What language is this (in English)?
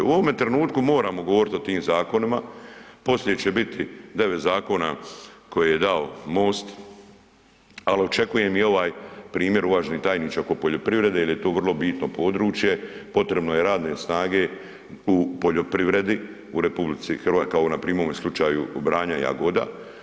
Croatian